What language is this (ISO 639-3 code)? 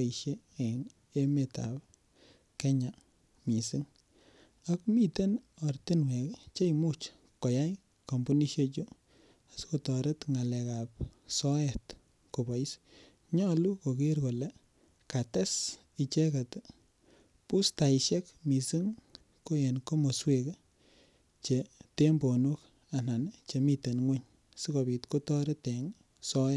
kln